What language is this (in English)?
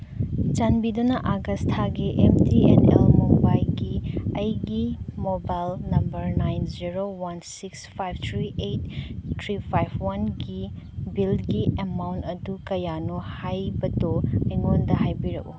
Manipuri